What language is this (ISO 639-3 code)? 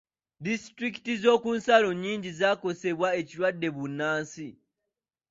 lug